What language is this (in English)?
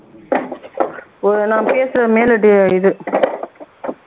Tamil